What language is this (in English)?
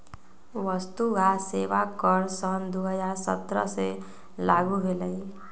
Magahi